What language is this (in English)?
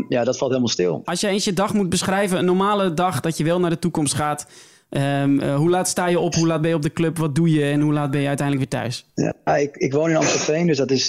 Dutch